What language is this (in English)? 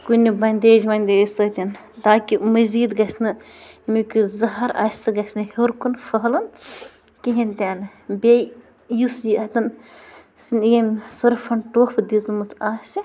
Kashmiri